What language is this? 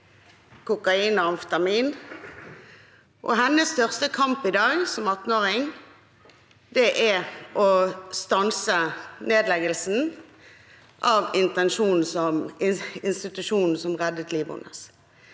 Norwegian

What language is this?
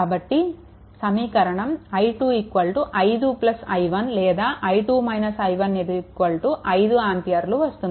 Telugu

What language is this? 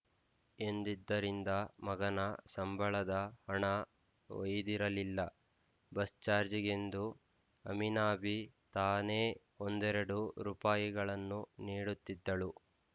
Kannada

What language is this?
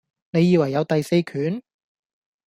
Cantonese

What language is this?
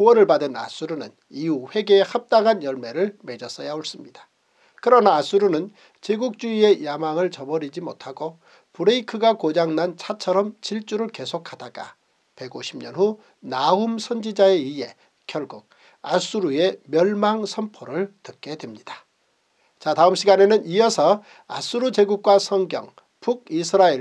Korean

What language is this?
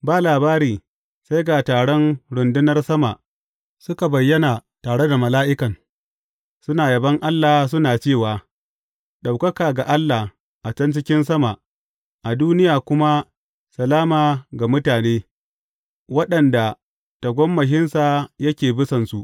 Hausa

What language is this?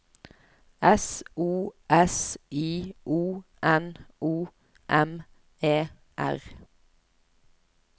Norwegian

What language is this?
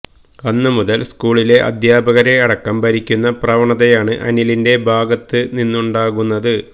Malayalam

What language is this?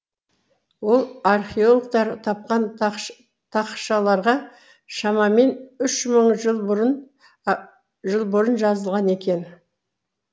Kazakh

